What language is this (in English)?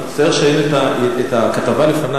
Hebrew